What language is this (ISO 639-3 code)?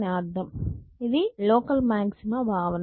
tel